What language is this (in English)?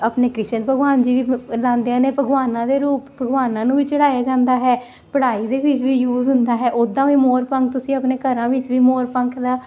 Punjabi